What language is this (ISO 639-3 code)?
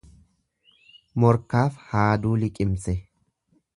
orm